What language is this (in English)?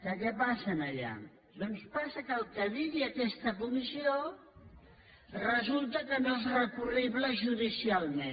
Catalan